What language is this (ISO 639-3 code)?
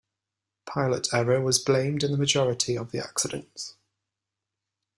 eng